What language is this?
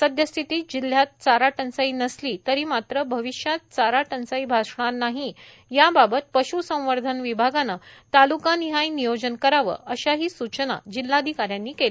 Marathi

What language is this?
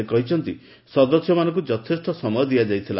Odia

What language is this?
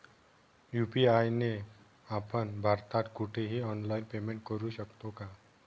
Marathi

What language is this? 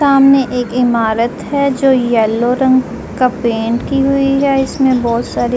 Hindi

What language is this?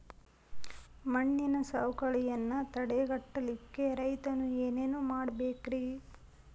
Kannada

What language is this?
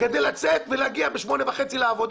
Hebrew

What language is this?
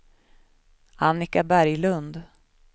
Swedish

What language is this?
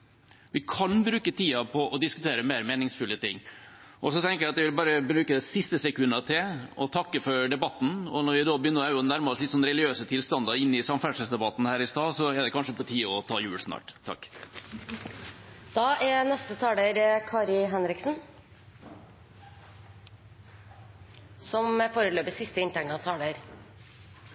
Norwegian Bokmål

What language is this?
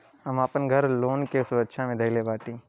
Bhojpuri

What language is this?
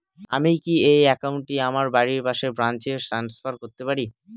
Bangla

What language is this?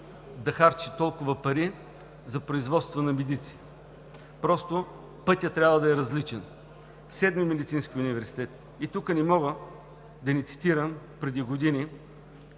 Bulgarian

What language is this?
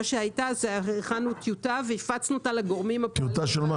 Hebrew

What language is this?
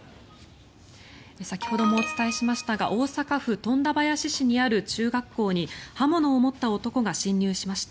Japanese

